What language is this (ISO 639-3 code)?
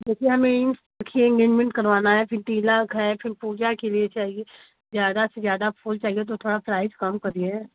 hin